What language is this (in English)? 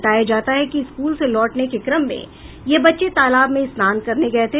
Hindi